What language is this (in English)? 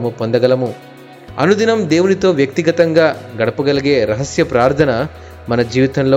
Telugu